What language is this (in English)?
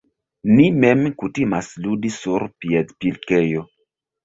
Esperanto